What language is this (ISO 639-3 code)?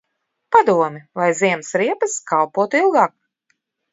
lav